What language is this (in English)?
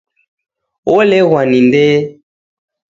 Taita